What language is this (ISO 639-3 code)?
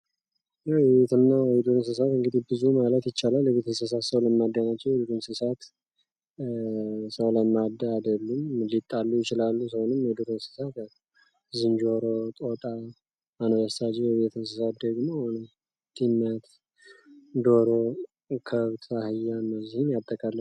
amh